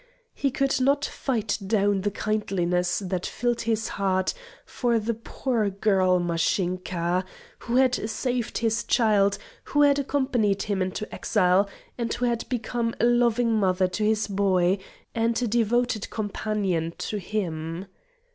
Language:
English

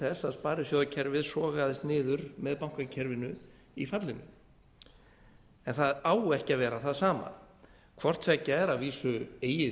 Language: Icelandic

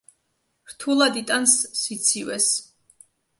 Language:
Georgian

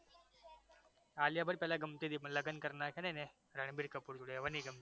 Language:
Gujarati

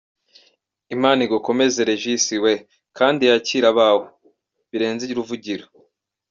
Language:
Kinyarwanda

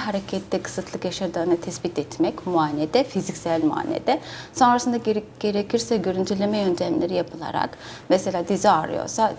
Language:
Turkish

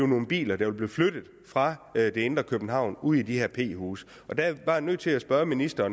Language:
Danish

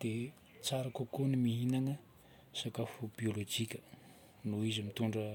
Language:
Northern Betsimisaraka Malagasy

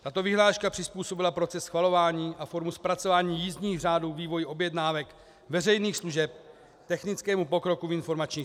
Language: Czech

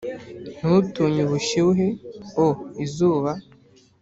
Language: Kinyarwanda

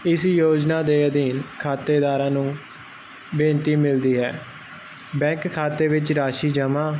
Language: Punjabi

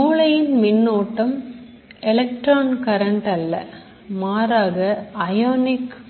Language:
Tamil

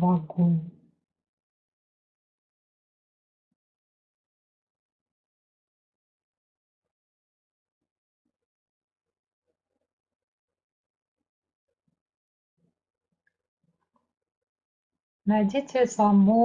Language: Russian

